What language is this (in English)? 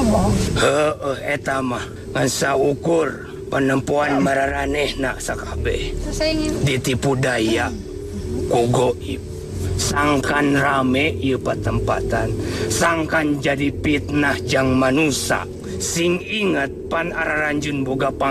Indonesian